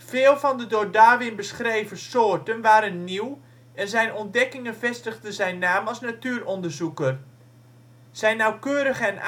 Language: Dutch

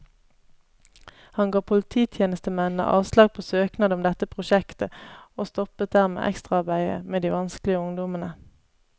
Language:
Norwegian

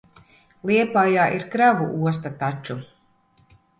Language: Latvian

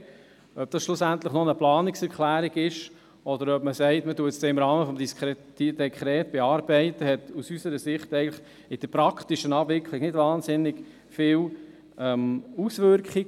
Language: Swiss German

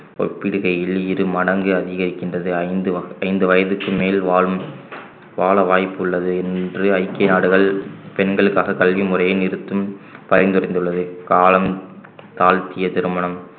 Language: Tamil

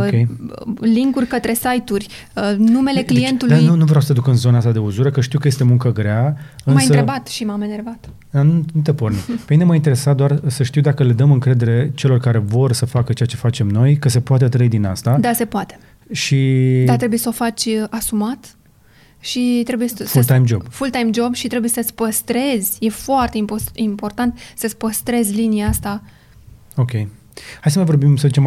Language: Romanian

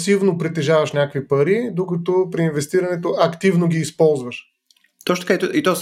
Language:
Bulgarian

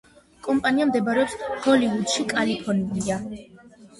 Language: Georgian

